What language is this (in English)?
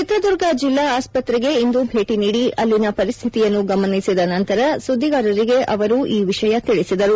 Kannada